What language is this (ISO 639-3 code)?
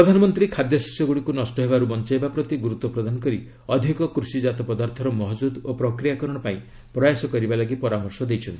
ori